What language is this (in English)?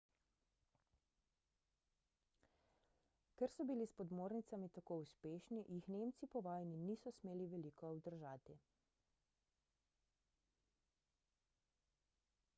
Slovenian